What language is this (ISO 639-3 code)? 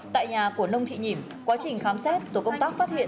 vie